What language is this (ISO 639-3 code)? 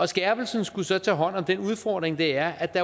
dan